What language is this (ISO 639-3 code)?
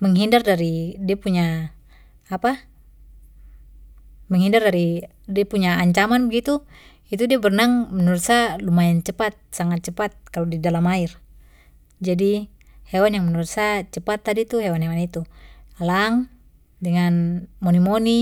pmy